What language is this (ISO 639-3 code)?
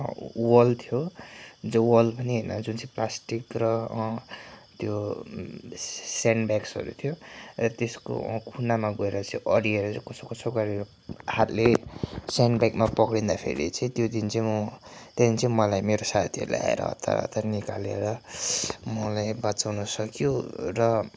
nep